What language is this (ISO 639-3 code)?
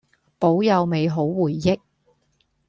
yue